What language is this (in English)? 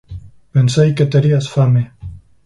Galician